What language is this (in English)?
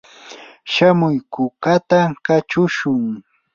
Yanahuanca Pasco Quechua